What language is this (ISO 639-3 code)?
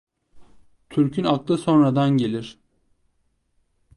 tur